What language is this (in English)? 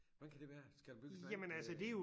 Danish